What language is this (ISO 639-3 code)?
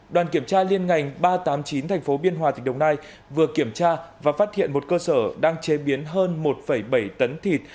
vie